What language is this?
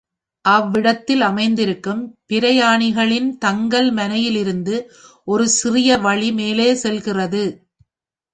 Tamil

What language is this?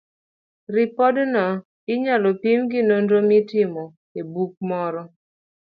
Luo (Kenya and Tanzania)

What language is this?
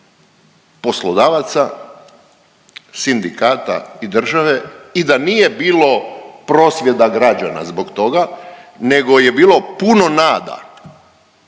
Croatian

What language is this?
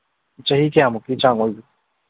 Manipuri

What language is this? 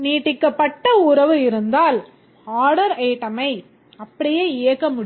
Tamil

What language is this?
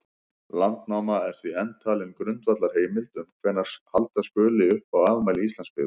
Icelandic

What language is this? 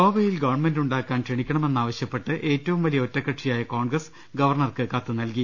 Malayalam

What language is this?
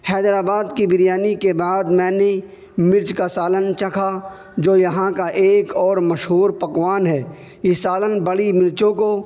Urdu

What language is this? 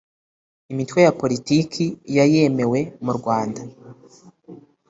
Kinyarwanda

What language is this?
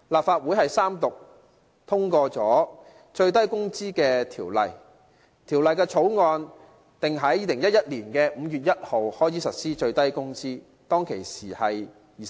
Cantonese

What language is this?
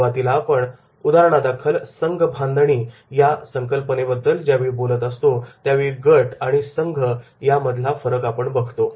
Marathi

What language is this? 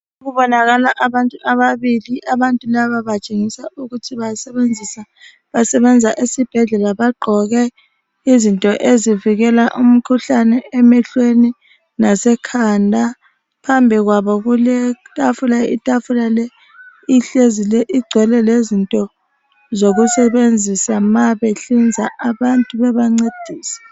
North Ndebele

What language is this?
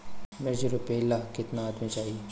Bhojpuri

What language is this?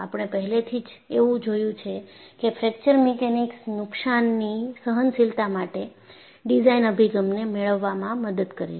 Gujarati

